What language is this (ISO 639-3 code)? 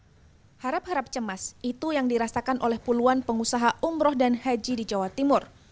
ind